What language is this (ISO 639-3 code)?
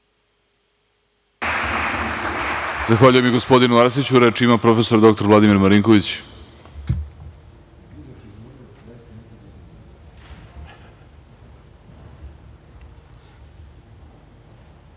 srp